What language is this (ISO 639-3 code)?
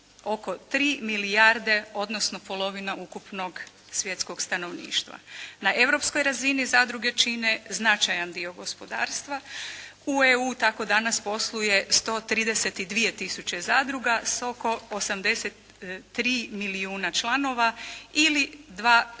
hrv